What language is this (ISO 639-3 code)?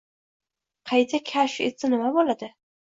uzb